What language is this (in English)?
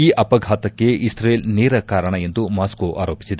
Kannada